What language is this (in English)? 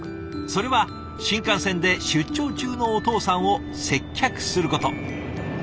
Japanese